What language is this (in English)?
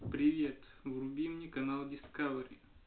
Russian